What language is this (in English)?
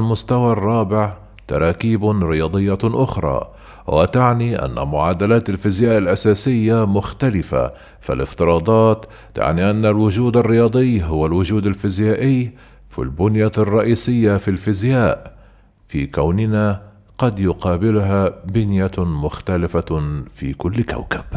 Arabic